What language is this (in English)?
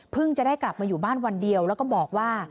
Thai